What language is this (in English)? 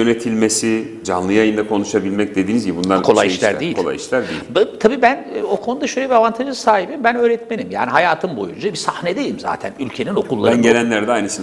Turkish